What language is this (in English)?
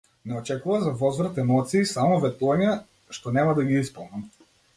Macedonian